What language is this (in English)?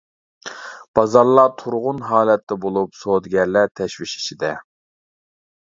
Uyghur